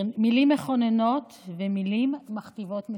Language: Hebrew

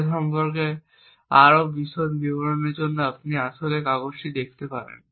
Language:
Bangla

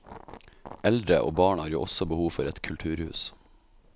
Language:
Norwegian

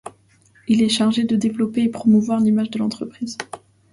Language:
French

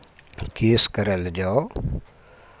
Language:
Maithili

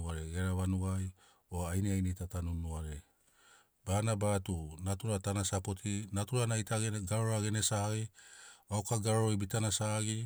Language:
Sinaugoro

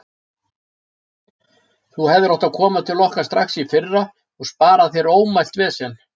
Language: Icelandic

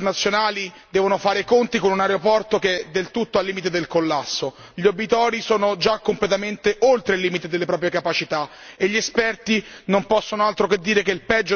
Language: Italian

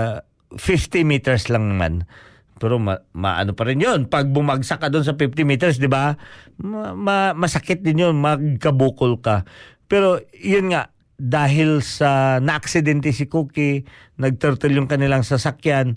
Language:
Filipino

